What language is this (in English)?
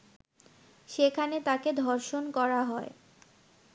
Bangla